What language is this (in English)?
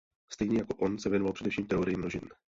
Czech